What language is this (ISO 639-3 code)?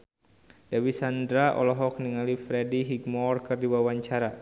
sun